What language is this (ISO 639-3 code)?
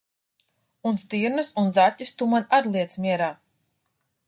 lav